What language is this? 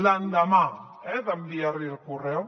Catalan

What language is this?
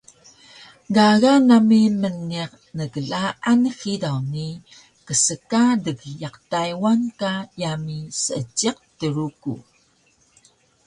Taroko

